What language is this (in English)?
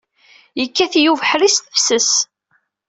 Kabyle